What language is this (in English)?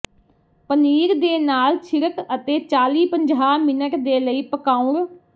Punjabi